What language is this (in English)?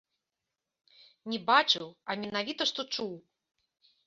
Belarusian